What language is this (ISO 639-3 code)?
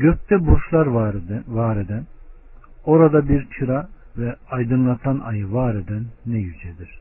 tur